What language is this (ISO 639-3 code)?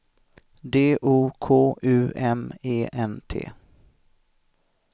swe